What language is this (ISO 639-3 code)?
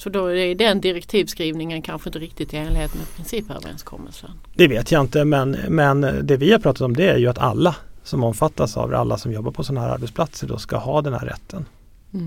swe